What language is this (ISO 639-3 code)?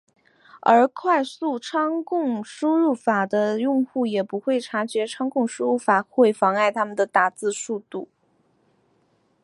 zho